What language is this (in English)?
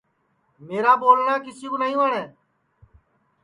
Sansi